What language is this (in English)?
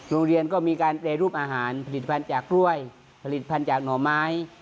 Thai